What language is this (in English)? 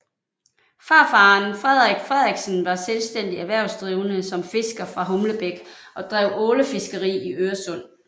Danish